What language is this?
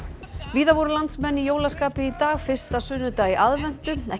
Icelandic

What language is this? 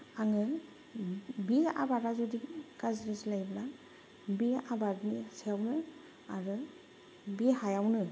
Bodo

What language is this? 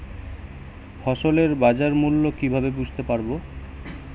Bangla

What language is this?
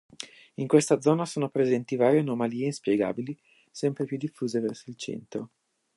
Italian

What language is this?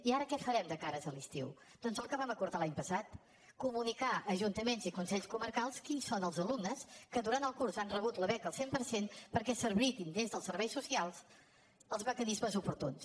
Catalan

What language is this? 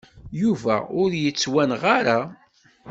Kabyle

